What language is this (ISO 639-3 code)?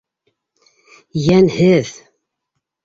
bak